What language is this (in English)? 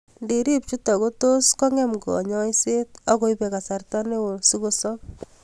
Kalenjin